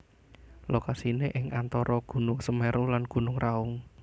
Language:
Javanese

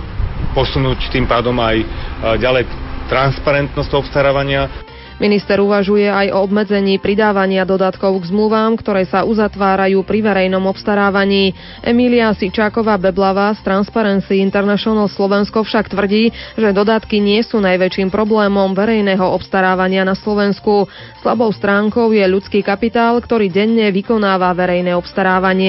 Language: Slovak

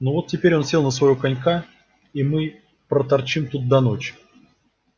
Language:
Russian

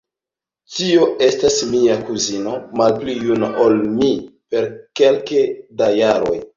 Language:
Esperanto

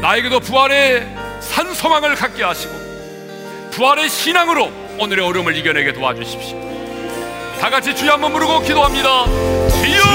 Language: Korean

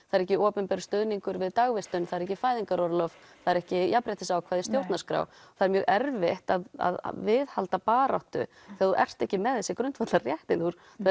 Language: Icelandic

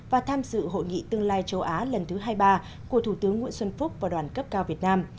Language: Vietnamese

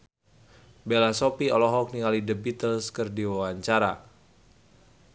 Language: Sundanese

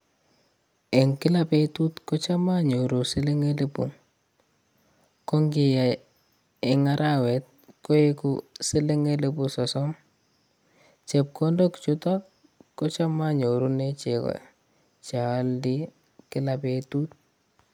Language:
Kalenjin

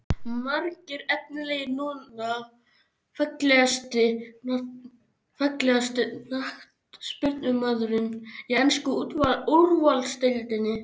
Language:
Icelandic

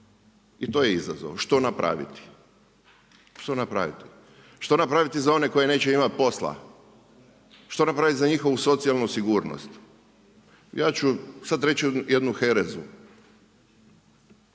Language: Croatian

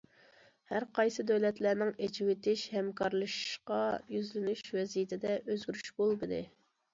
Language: Uyghur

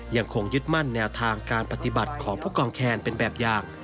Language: Thai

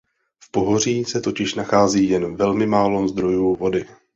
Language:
Czech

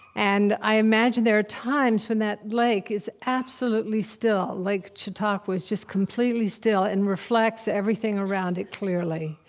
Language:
English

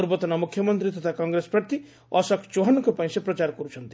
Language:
Odia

